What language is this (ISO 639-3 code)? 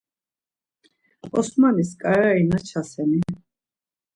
lzz